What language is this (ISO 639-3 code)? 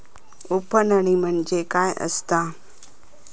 mar